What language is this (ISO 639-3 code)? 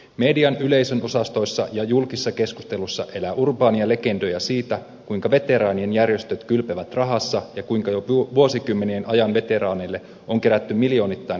fin